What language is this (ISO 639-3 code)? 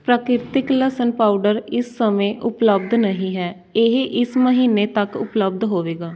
pan